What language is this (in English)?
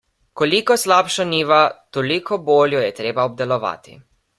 Slovenian